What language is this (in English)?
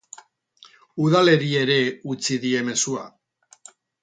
Basque